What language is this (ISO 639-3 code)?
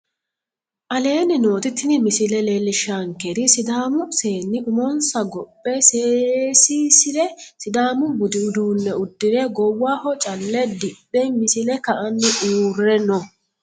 sid